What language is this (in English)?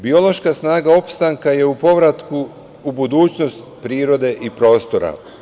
Serbian